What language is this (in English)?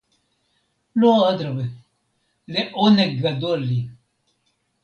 Hebrew